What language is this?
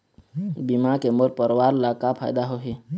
Chhattisgarhi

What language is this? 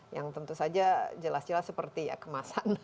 Indonesian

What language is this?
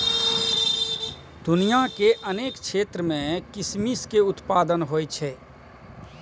Maithili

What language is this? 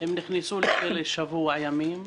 Hebrew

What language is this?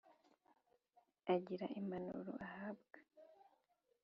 Kinyarwanda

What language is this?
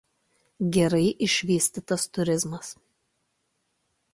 Lithuanian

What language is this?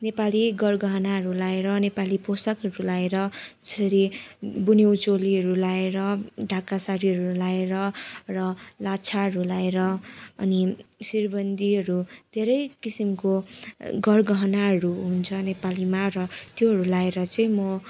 Nepali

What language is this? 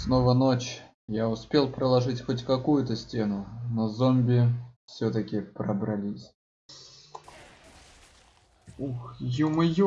Russian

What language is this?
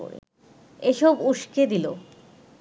Bangla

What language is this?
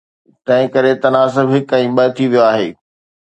Sindhi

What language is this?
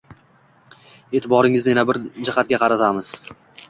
Uzbek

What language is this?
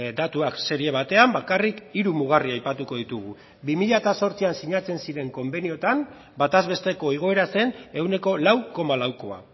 Basque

